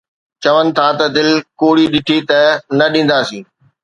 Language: Sindhi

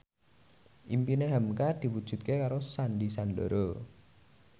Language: Javanese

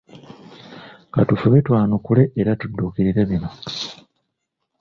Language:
Ganda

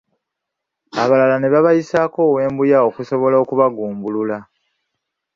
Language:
Ganda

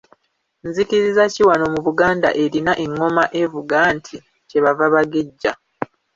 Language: Ganda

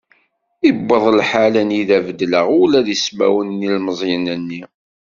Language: Kabyle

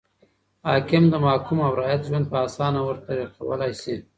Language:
Pashto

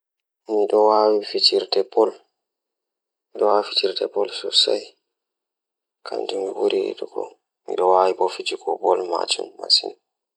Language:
Fula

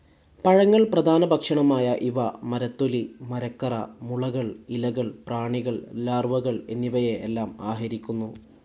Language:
Malayalam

